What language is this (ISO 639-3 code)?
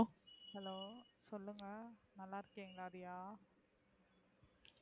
tam